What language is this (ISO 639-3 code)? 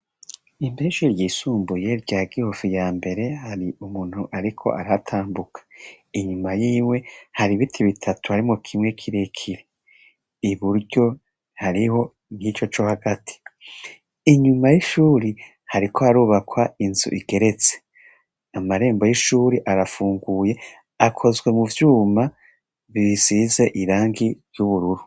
run